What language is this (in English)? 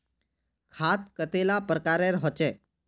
Magahi